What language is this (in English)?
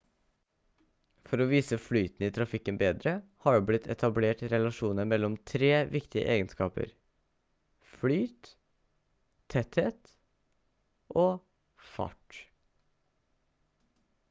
Norwegian Bokmål